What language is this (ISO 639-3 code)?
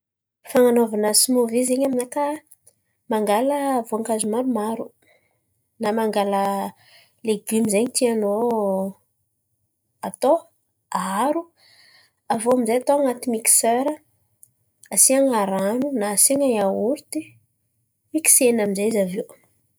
xmv